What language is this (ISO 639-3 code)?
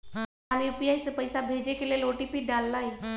mag